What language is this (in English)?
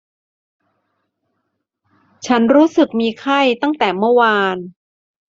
Thai